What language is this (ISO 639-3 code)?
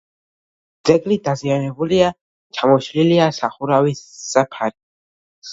kat